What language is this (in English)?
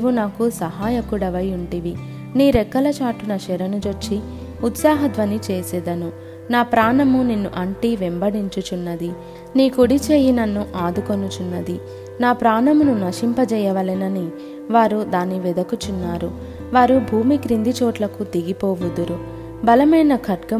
Telugu